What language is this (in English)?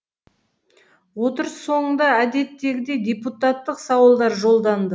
Kazakh